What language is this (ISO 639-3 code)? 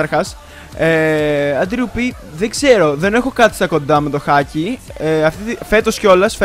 ell